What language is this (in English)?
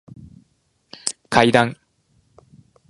Japanese